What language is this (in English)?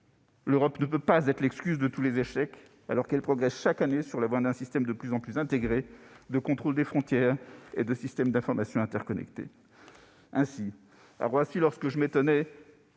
French